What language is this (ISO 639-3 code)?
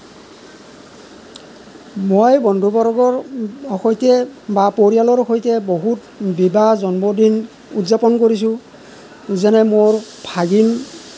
asm